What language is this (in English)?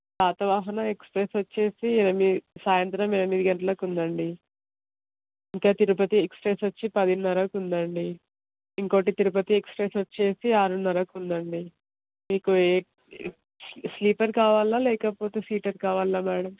Telugu